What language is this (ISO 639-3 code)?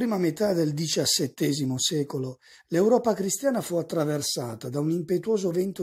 ita